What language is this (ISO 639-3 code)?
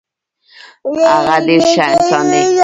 pus